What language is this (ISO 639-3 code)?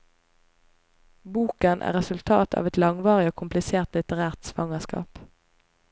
nor